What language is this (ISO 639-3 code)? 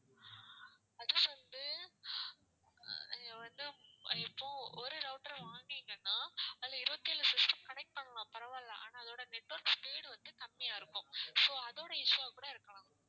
tam